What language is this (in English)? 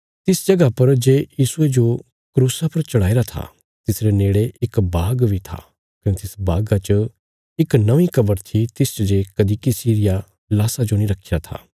Bilaspuri